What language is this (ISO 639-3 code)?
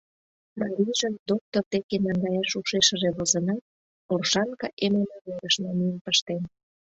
chm